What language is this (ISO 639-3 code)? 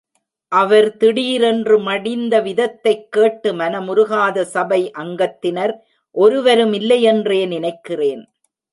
tam